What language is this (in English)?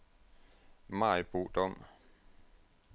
Danish